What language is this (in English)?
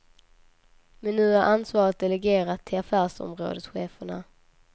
Swedish